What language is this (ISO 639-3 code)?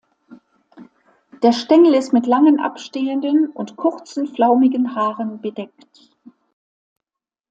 deu